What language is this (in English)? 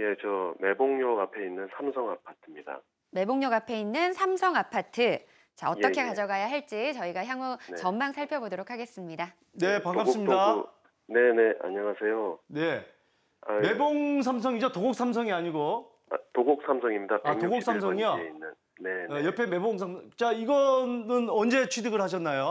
Korean